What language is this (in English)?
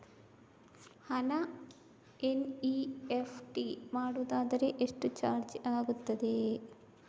Kannada